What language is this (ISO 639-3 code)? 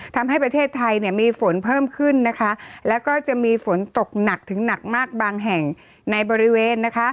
tha